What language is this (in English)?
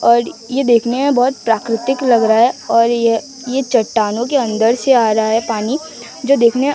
Hindi